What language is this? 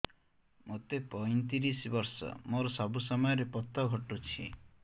Odia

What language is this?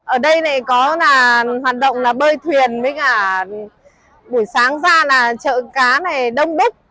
Vietnamese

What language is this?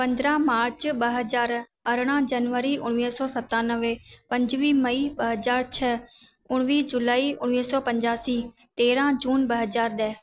Sindhi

